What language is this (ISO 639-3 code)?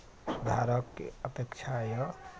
mai